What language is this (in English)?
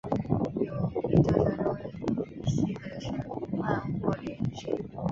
Chinese